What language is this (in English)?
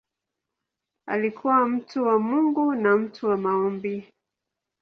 Swahili